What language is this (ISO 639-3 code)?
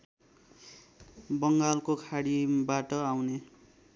nep